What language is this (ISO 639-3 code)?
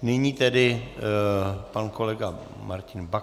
ces